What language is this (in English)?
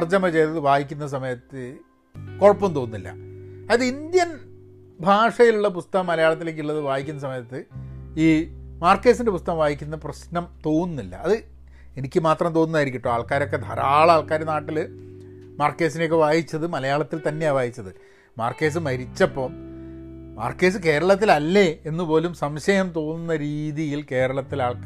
Malayalam